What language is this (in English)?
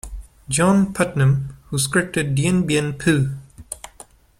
English